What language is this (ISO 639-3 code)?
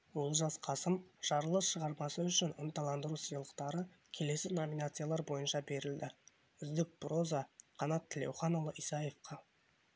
kaz